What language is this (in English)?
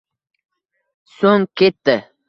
Uzbek